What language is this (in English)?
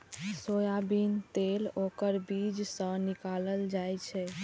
Maithili